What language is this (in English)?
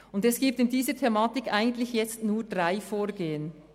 Swiss German